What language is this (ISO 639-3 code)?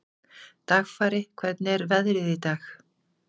isl